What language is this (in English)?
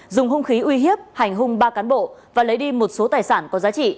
Vietnamese